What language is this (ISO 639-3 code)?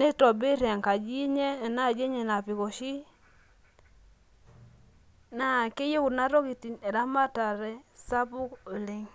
mas